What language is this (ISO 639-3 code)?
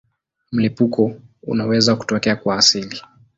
swa